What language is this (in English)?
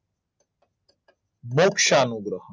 Gujarati